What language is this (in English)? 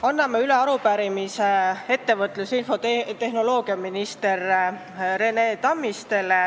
Estonian